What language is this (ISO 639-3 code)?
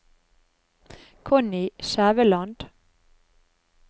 nor